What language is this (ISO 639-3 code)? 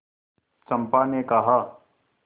hin